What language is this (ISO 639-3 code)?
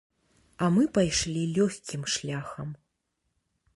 bel